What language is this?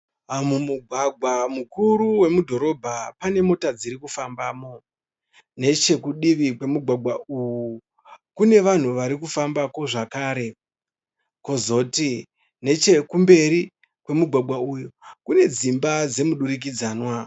Shona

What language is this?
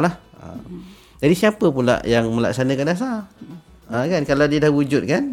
Malay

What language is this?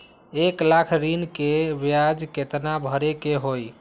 Magahi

